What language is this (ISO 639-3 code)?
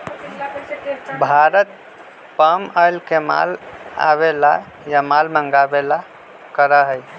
mag